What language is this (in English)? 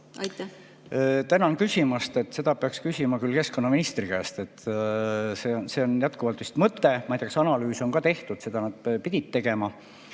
Estonian